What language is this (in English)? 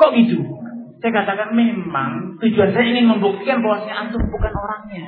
Malay